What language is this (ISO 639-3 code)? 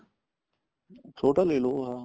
pan